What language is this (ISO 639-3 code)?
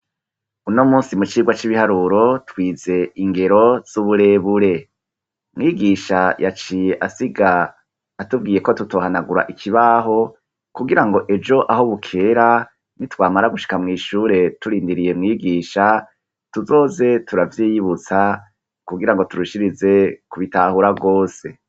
run